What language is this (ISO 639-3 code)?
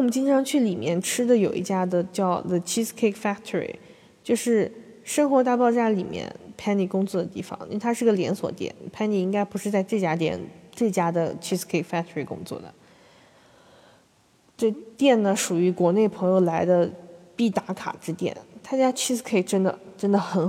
zho